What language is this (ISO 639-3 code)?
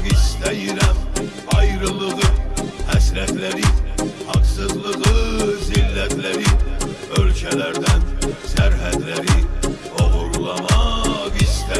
tur